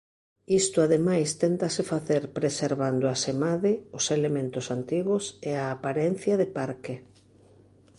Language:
Galician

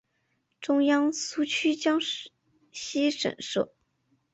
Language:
Chinese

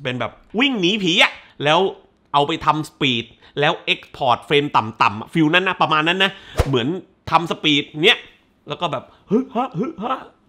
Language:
Thai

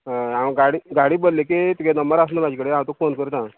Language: Konkani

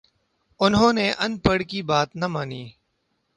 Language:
Urdu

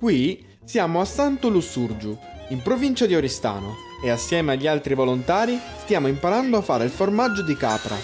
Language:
Italian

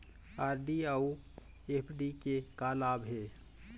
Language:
Chhattisgarhi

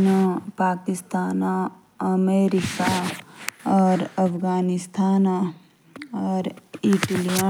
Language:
Jaunsari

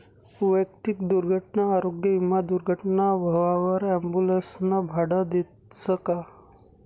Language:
Marathi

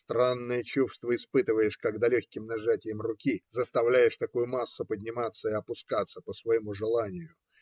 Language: Russian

